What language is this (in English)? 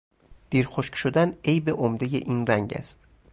Persian